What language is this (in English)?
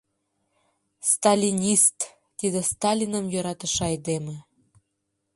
Mari